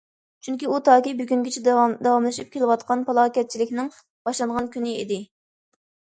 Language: Uyghur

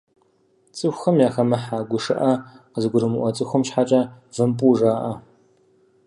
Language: Kabardian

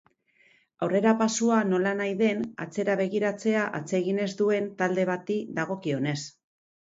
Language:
Basque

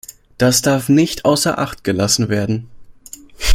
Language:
German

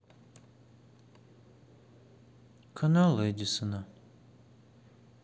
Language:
Russian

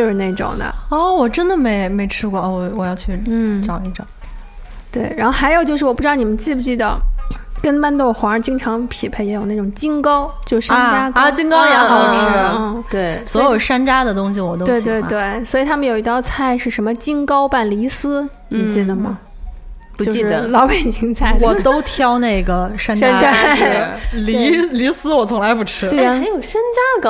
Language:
Chinese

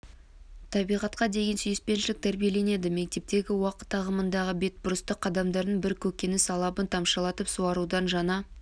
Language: Kazakh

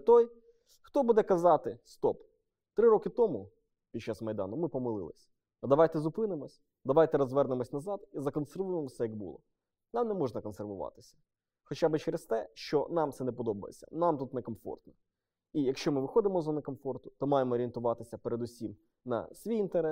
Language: Ukrainian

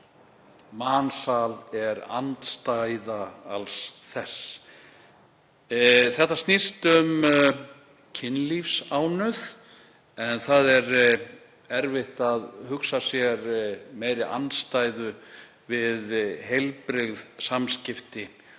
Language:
Icelandic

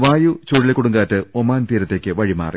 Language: Malayalam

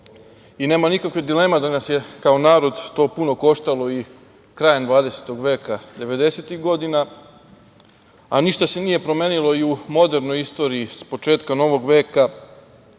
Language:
Serbian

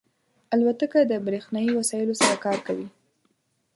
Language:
Pashto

